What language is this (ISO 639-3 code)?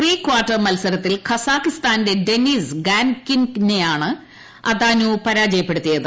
mal